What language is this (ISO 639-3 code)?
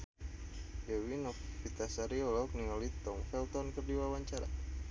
sun